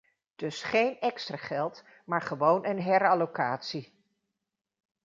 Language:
Dutch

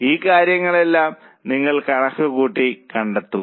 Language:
Malayalam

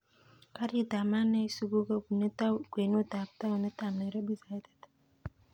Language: Kalenjin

